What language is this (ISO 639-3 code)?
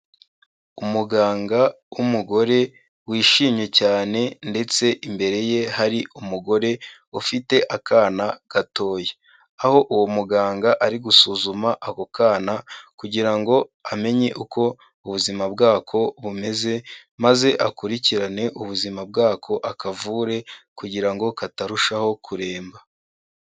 kin